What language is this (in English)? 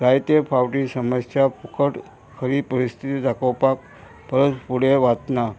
Konkani